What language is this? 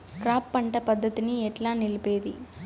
Telugu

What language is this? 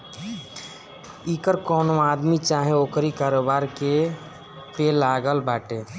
Bhojpuri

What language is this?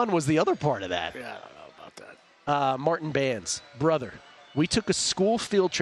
English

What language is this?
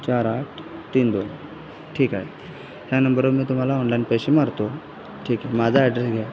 Marathi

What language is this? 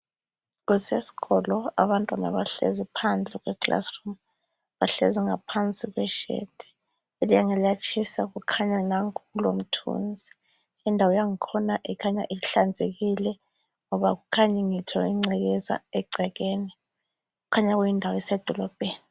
North Ndebele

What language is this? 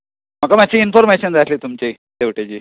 Konkani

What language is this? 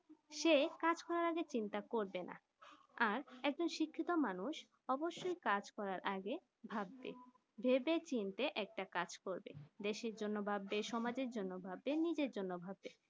Bangla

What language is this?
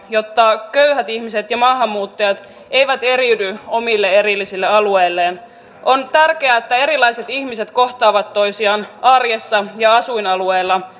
Finnish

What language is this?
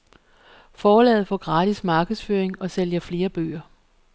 Danish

